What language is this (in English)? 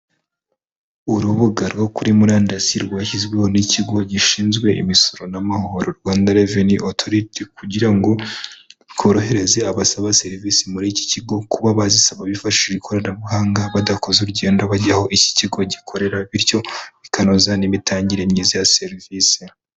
Kinyarwanda